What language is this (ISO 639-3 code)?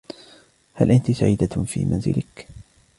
ara